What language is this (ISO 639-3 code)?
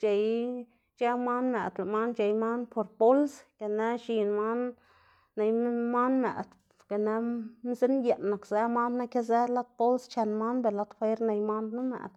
ztg